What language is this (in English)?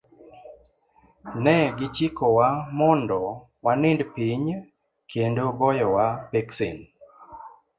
Luo (Kenya and Tanzania)